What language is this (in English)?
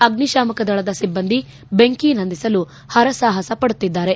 Kannada